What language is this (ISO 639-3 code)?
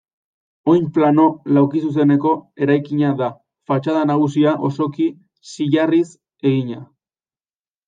eus